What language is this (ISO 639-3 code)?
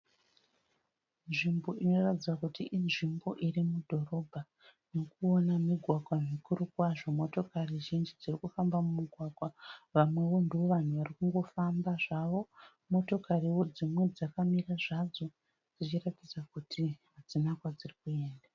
sna